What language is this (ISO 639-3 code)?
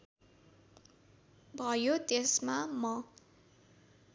nep